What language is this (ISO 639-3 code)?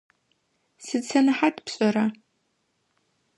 ady